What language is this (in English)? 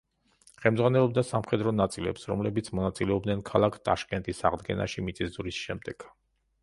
Georgian